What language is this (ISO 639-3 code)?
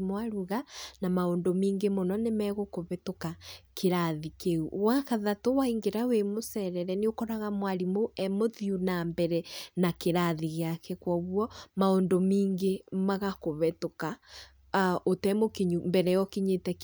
kik